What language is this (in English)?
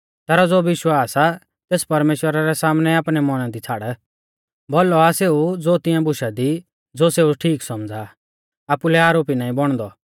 Mahasu Pahari